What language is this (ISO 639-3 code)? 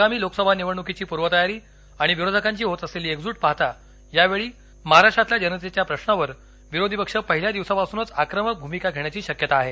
mar